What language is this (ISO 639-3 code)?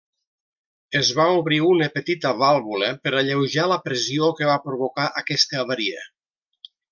cat